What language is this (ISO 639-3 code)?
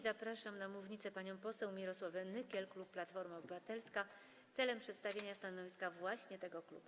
pol